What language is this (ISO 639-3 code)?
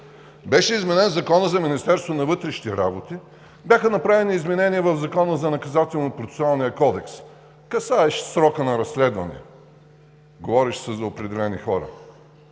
bul